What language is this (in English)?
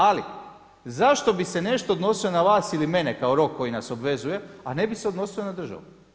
Croatian